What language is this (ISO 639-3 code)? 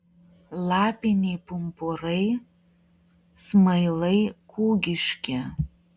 lit